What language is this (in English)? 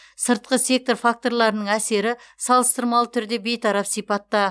Kazakh